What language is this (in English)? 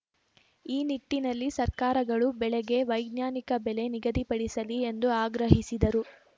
Kannada